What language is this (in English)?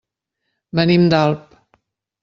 Catalan